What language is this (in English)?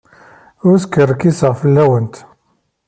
Kabyle